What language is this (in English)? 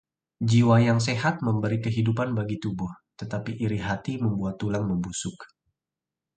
Indonesian